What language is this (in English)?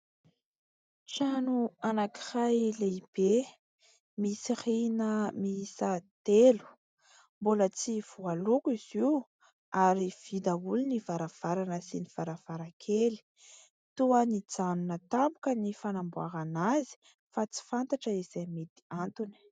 Malagasy